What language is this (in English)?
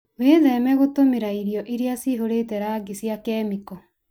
Kikuyu